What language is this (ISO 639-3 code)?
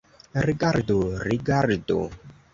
epo